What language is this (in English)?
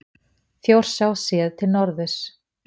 Icelandic